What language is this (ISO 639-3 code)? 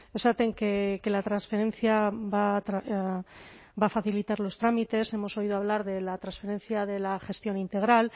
spa